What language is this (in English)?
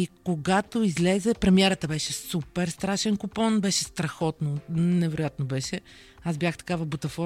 Bulgarian